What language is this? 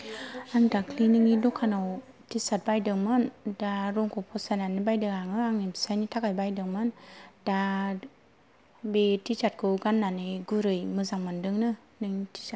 Bodo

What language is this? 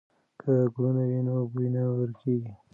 Pashto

